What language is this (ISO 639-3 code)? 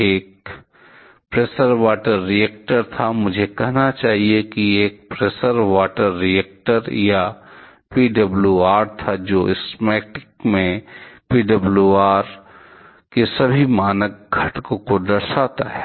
hin